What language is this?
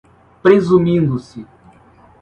Portuguese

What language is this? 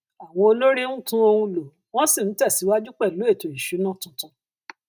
Yoruba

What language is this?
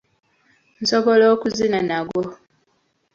Ganda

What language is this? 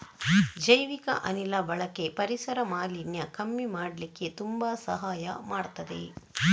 Kannada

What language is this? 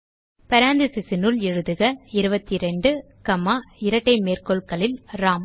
Tamil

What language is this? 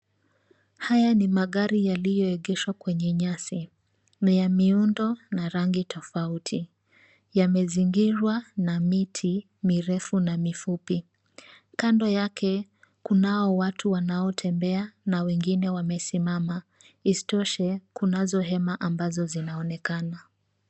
Swahili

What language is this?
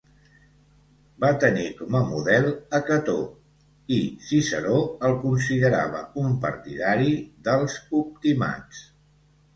Catalan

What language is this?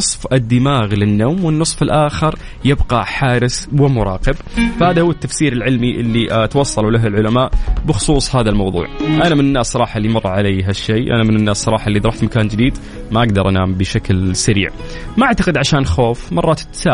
Arabic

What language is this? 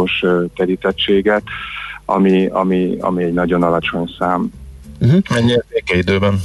Hungarian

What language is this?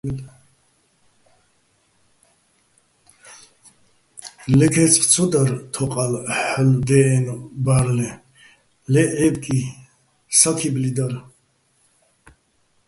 Bats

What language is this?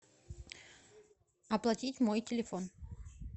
Russian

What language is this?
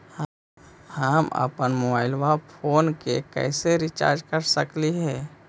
Magahi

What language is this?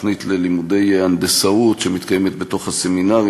Hebrew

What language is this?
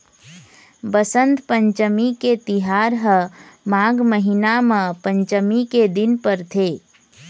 Chhattisgarhi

